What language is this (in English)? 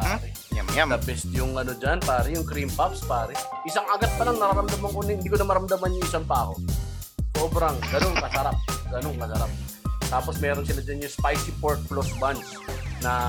Filipino